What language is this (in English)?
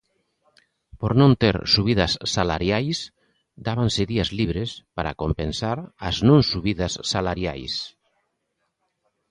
Galician